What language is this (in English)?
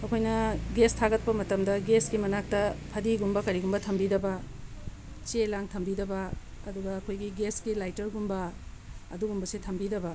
Manipuri